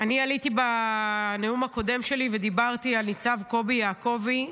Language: Hebrew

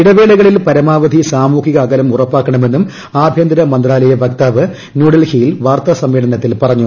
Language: Malayalam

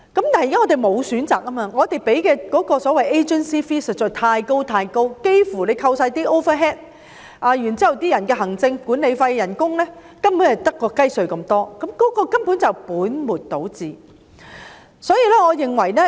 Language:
Cantonese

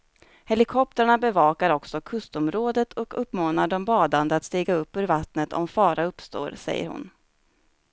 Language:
Swedish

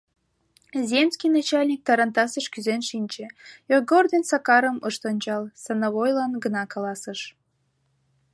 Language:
Mari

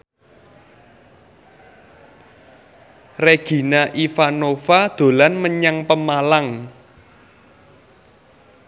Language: Javanese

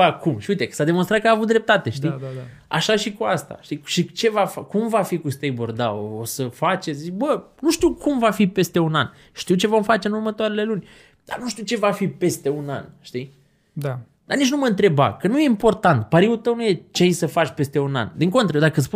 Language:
Romanian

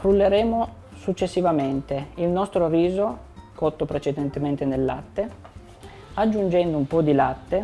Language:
Italian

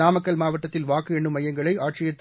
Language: Tamil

